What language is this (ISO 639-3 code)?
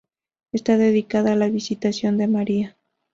spa